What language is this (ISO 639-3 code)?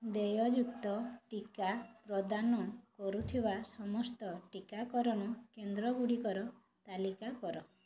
ori